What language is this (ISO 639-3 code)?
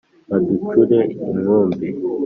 kin